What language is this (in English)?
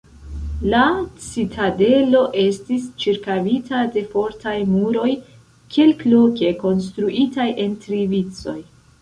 Esperanto